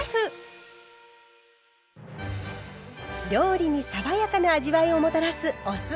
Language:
Japanese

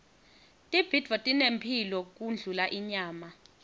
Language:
Swati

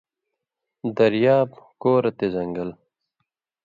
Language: Indus Kohistani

